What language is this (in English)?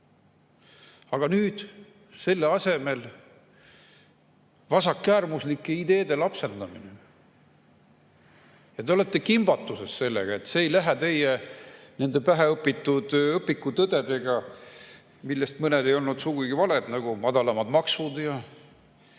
Estonian